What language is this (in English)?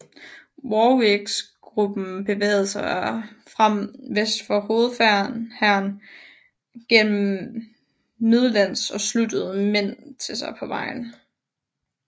Danish